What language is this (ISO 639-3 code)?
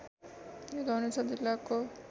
nep